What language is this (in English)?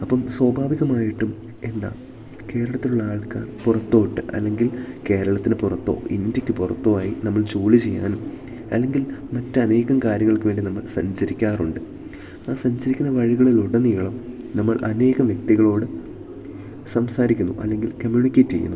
Malayalam